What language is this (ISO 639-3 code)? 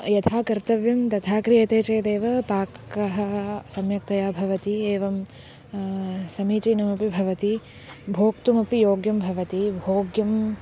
san